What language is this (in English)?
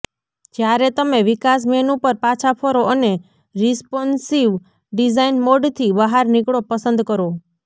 Gujarati